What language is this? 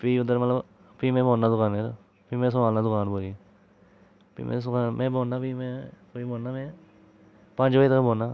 Dogri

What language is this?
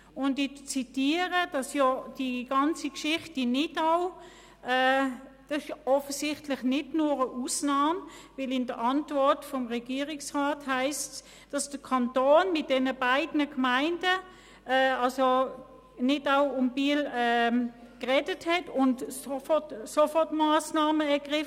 Swiss German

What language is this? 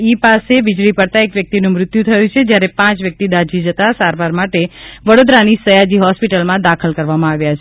Gujarati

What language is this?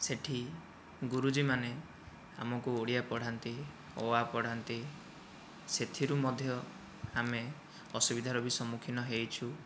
Odia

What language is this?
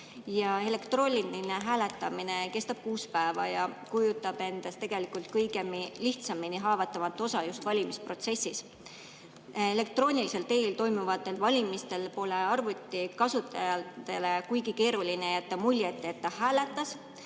Estonian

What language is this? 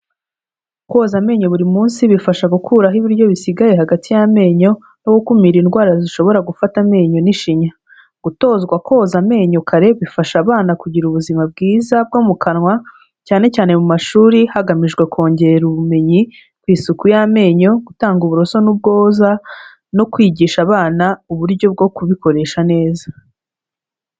Kinyarwanda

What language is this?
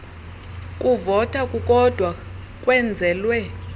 Xhosa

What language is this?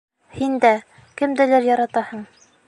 Bashkir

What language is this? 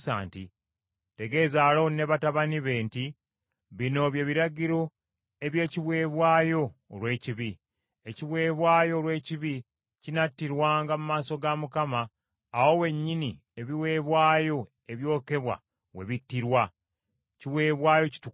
Ganda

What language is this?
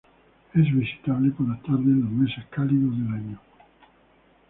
Spanish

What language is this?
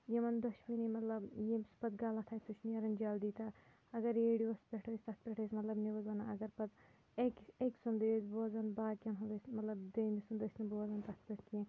Kashmiri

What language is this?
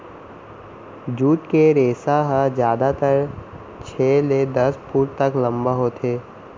Chhattisgarhi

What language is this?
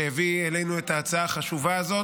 Hebrew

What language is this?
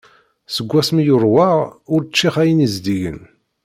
Kabyle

